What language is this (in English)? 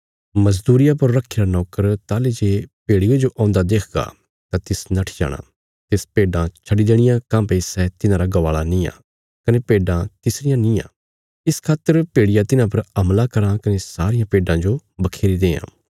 Bilaspuri